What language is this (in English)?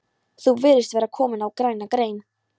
Icelandic